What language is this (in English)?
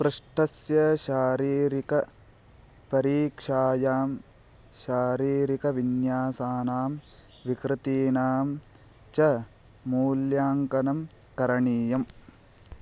Sanskrit